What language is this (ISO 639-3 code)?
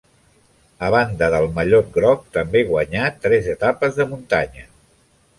cat